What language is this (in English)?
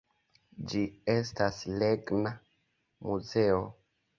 Esperanto